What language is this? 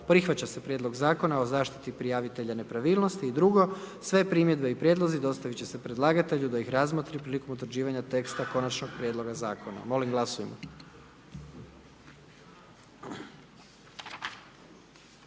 Croatian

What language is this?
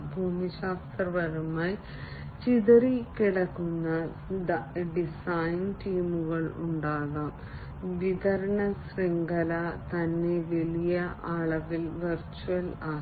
Malayalam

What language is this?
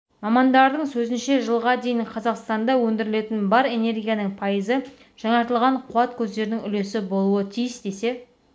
Kazakh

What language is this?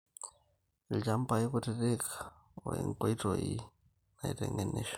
Masai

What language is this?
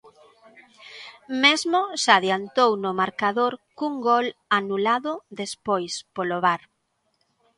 Galician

